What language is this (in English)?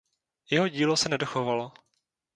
Czech